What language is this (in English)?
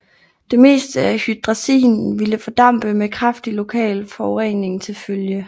Danish